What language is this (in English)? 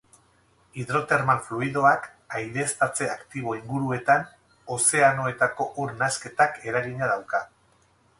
Basque